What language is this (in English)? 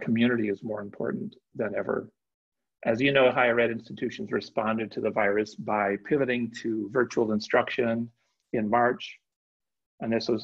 English